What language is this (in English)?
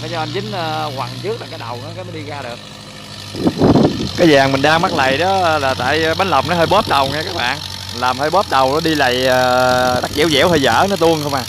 Vietnamese